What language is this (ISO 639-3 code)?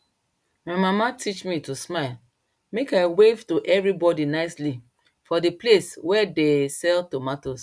pcm